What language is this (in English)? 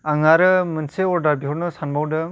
Bodo